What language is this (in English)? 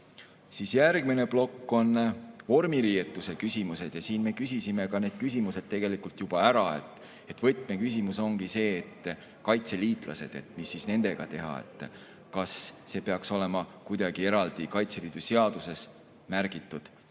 Estonian